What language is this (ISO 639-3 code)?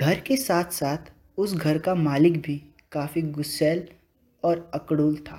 hin